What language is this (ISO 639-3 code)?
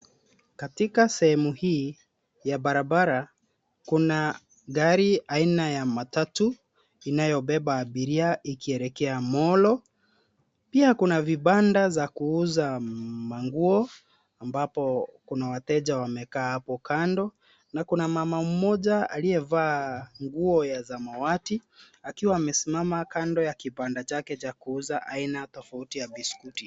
swa